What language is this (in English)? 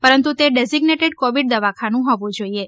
Gujarati